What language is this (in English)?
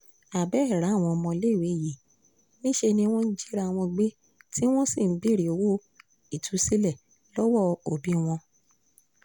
Yoruba